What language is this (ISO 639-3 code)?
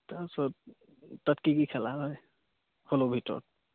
asm